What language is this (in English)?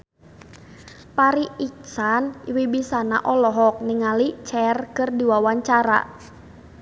Sundanese